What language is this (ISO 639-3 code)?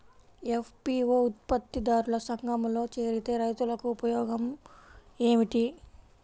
tel